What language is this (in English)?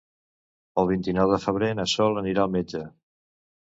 Catalan